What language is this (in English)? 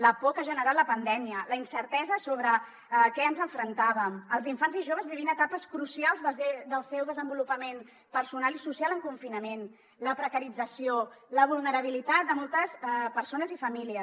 Catalan